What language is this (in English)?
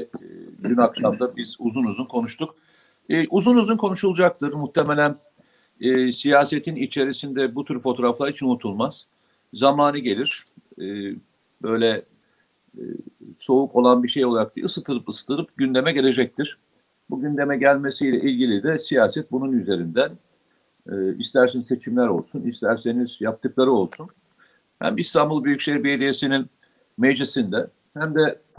Turkish